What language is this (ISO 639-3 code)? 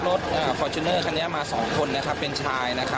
tha